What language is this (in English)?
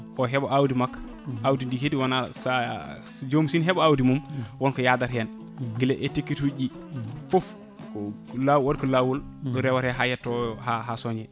Fula